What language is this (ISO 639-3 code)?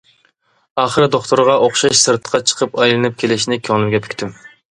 uig